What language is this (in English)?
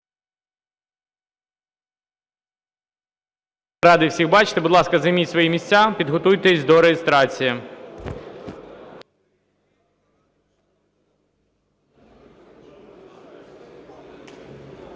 Ukrainian